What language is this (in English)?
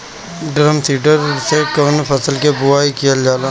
Bhojpuri